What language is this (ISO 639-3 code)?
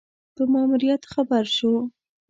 pus